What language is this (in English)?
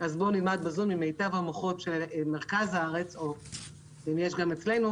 Hebrew